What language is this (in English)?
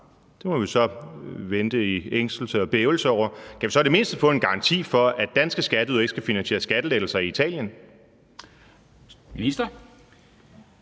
Danish